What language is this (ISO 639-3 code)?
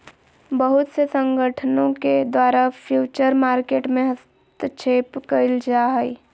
mag